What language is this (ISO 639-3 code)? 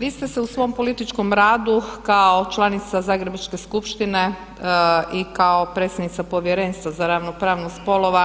hrv